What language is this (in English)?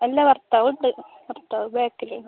Malayalam